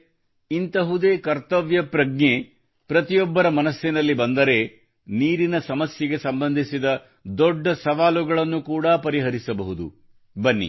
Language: Kannada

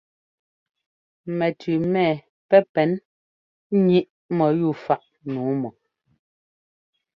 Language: Ngomba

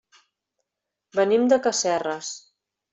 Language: Catalan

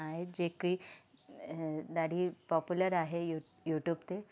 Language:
Sindhi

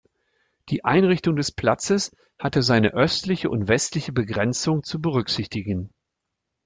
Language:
German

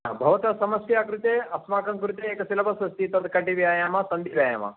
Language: Sanskrit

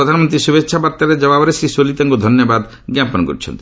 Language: Odia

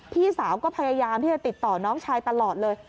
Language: Thai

